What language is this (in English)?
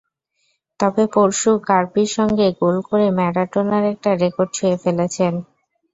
Bangla